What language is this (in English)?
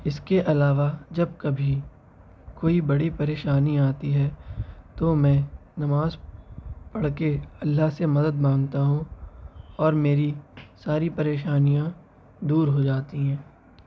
Urdu